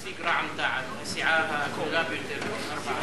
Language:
Hebrew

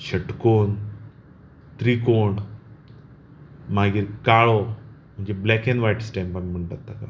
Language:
Konkani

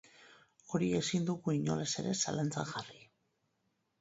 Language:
Basque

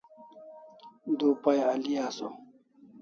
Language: Kalasha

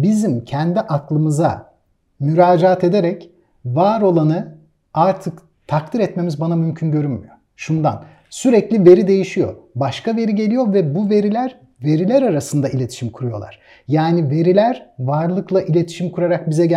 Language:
Turkish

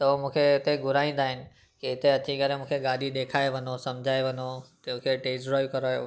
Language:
Sindhi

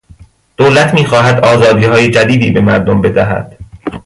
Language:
Persian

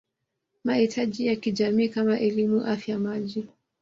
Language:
Swahili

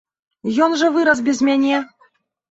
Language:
Belarusian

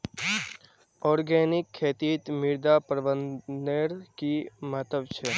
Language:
Magahi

